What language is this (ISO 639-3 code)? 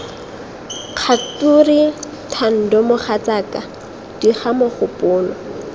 tsn